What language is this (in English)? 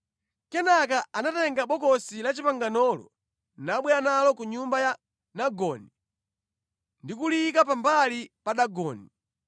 Nyanja